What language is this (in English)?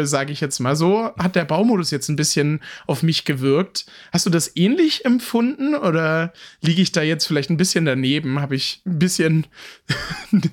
German